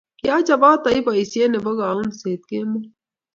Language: Kalenjin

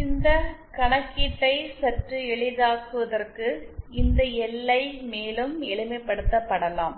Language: Tamil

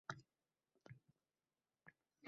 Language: Uzbek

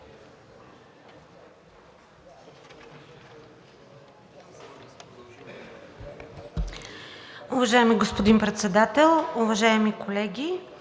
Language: Bulgarian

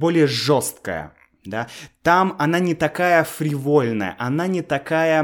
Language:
Russian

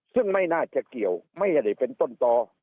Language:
Thai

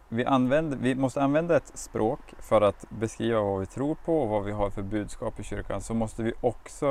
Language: Swedish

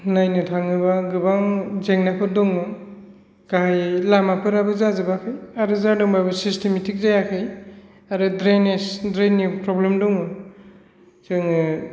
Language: Bodo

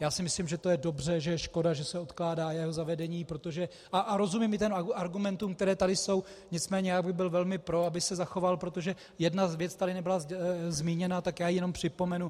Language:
Czech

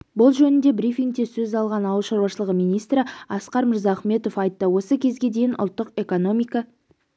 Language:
Kazakh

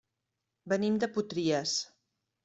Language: Catalan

